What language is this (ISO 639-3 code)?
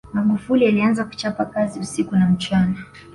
swa